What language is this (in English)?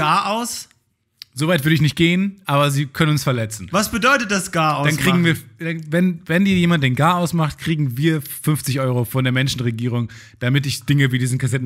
German